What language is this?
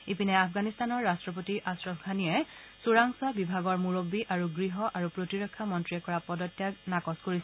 Assamese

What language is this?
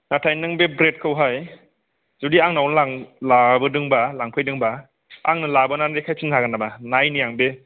Bodo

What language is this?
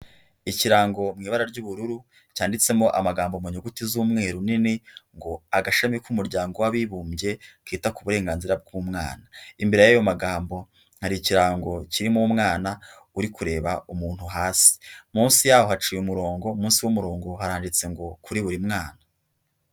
Kinyarwanda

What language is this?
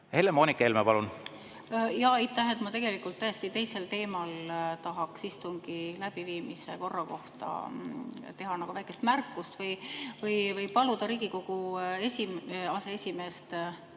Estonian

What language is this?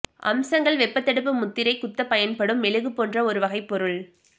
Tamil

